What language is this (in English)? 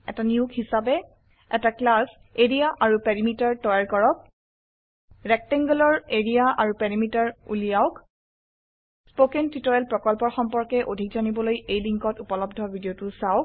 Assamese